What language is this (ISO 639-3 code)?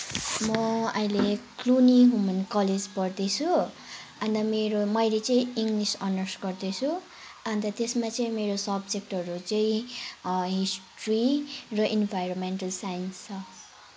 nep